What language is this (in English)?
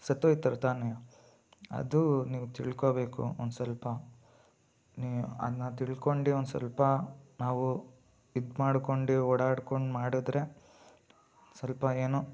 Kannada